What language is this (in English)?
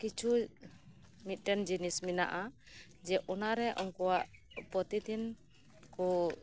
Santali